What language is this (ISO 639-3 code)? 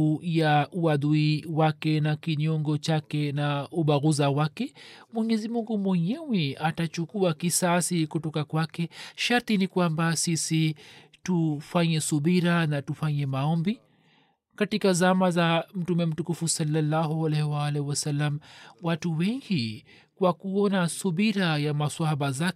swa